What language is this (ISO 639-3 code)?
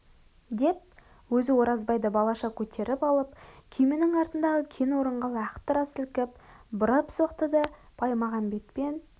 kaz